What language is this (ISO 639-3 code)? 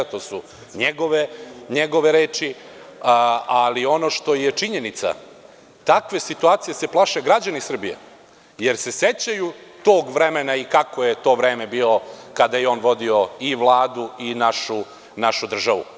srp